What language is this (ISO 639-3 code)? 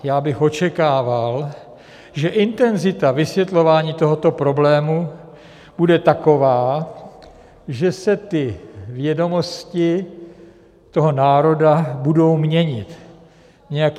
ces